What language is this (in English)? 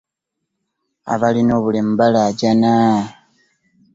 Ganda